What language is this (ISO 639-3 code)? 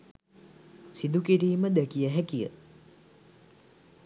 sin